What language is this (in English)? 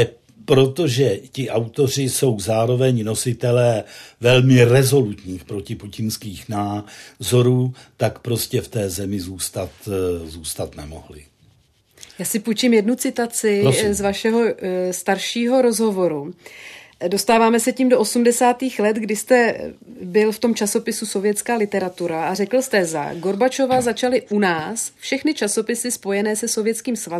Czech